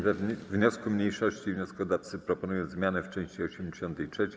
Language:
Polish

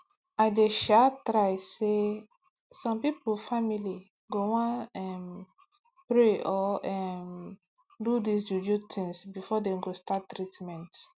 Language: Nigerian Pidgin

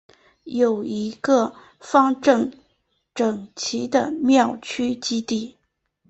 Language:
Chinese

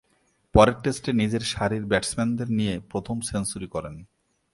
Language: Bangla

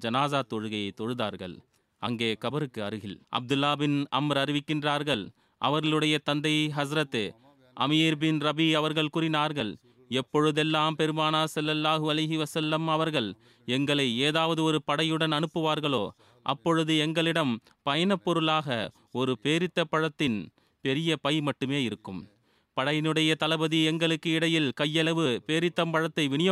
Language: Tamil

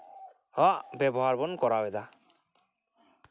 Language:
Santali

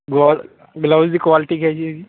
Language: Punjabi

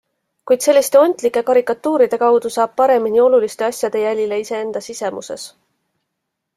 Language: Estonian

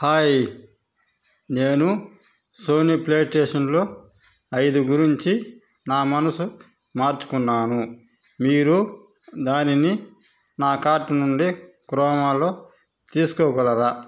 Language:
Telugu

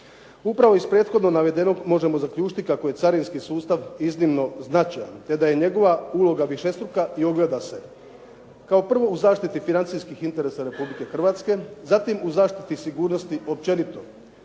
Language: Croatian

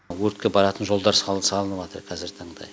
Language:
Kazakh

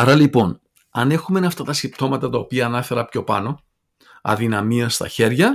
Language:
Greek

